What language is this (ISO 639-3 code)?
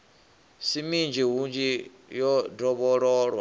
ven